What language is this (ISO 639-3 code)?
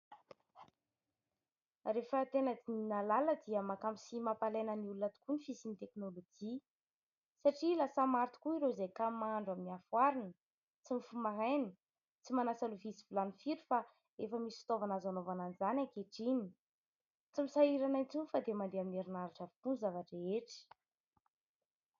mlg